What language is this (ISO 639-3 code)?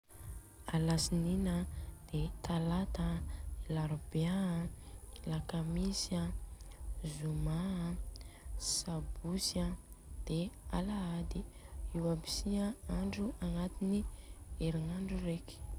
bzc